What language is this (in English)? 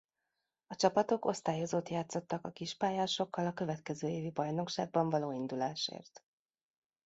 Hungarian